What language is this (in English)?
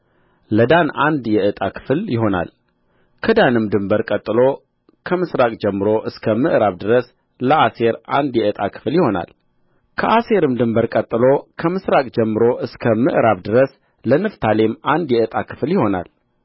Amharic